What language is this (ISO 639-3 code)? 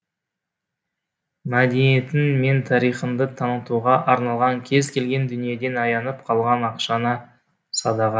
kaz